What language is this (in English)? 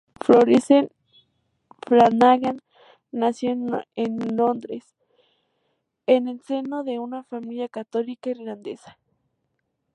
Spanish